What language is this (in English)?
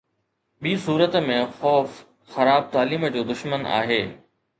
Sindhi